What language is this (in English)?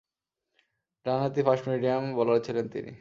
Bangla